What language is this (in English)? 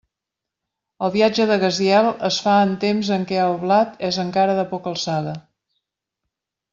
Catalan